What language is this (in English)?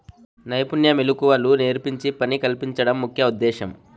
Telugu